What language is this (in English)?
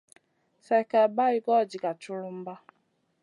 Masana